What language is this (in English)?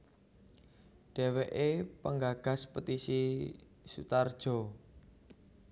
Javanese